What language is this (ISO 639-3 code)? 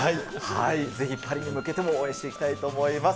jpn